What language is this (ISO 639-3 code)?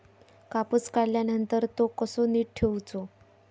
mar